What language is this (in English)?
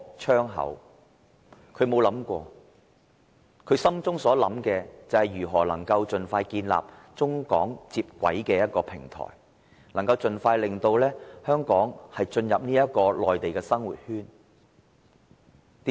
Cantonese